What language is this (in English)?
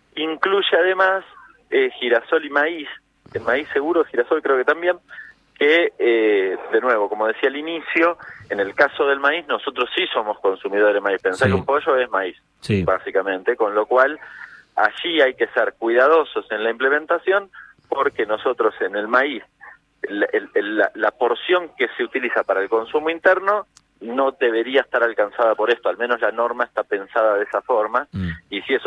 Spanish